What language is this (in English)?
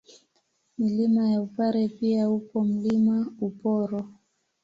Swahili